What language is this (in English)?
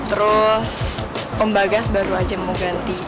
Indonesian